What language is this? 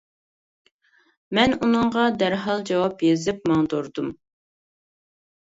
Uyghur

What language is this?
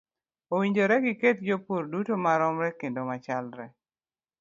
Luo (Kenya and Tanzania)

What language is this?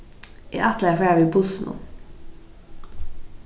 Faroese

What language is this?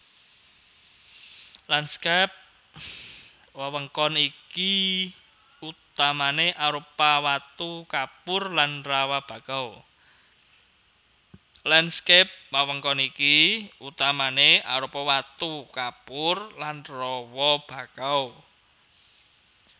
Javanese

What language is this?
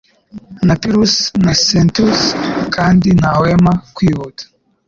Kinyarwanda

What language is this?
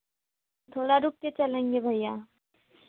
Hindi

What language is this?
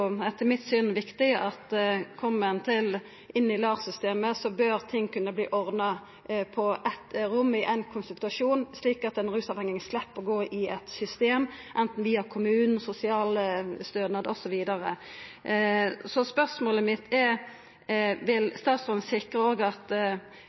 Norwegian Nynorsk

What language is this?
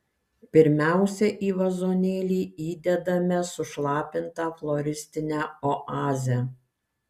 Lithuanian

